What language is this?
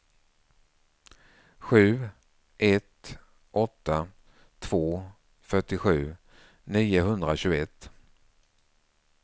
Swedish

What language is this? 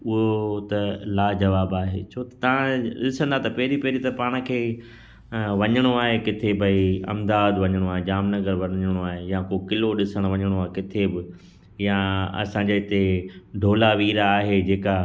Sindhi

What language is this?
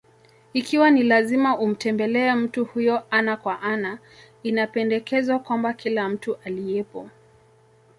Swahili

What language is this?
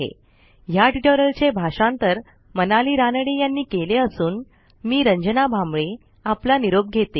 Marathi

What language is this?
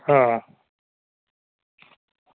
Dogri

